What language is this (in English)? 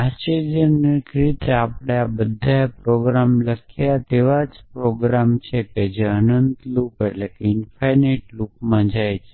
Gujarati